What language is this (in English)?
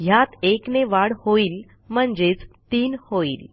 Marathi